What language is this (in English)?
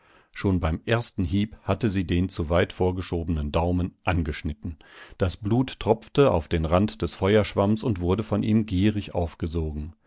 German